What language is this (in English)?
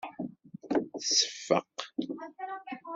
Kabyle